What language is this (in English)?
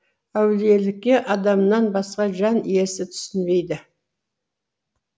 Kazakh